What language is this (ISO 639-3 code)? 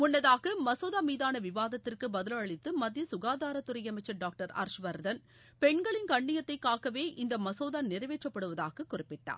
tam